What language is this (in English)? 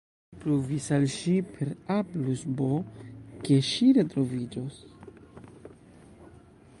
Esperanto